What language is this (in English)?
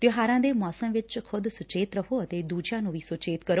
Punjabi